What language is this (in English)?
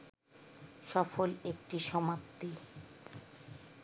Bangla